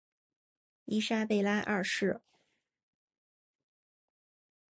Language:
Chinese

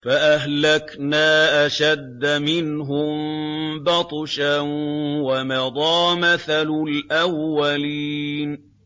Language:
Arabic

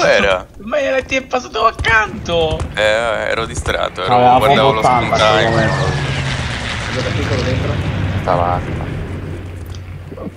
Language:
Italian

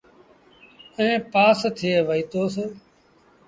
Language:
Sindhi Bhil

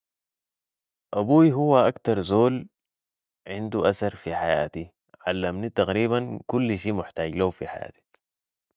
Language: Sudanese Arabic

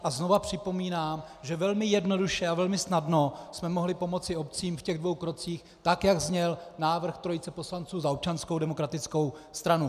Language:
Czech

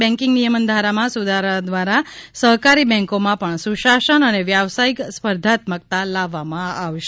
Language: Gujarati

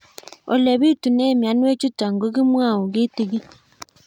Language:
Kalenjin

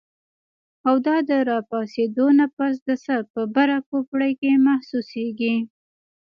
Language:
Pashto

